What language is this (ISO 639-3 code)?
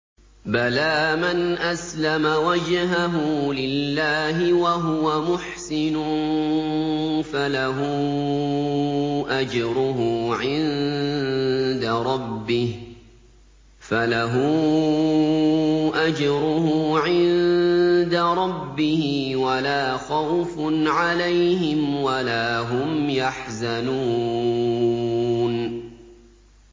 ara